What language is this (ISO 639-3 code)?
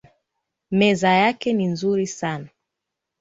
swa